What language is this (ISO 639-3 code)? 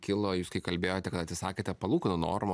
lit